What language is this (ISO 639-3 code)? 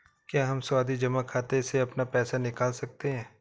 hin